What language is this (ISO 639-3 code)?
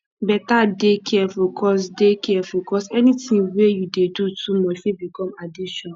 pcm